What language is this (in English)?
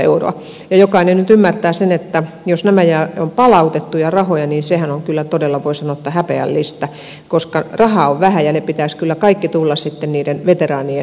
Finnish